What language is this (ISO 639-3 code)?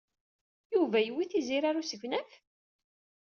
kab